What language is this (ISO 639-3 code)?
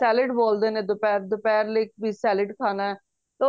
pan